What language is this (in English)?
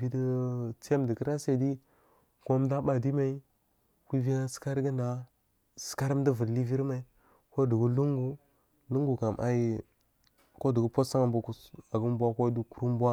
Marghi South